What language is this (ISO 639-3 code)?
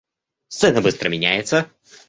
rus